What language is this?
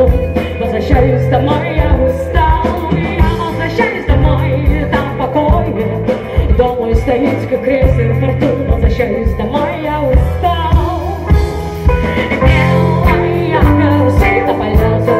Polish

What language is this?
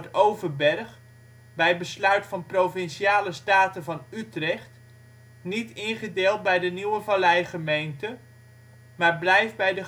Dutch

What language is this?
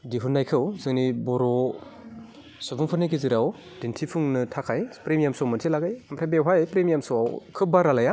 Bodo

